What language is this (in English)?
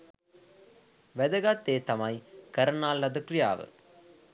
Sinhala